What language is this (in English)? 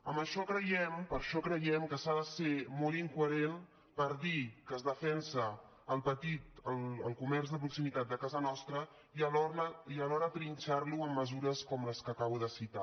Catalan